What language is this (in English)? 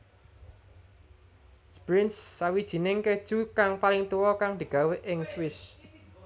Javanese